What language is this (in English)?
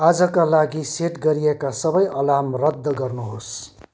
Nepali